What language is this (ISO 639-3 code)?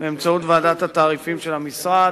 heb